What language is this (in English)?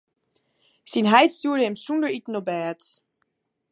Western Frisian